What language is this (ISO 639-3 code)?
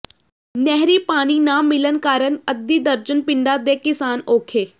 pan